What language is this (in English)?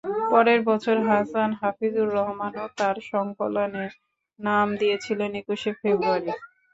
Bangla